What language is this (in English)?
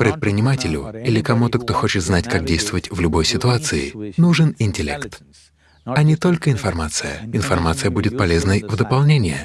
Russian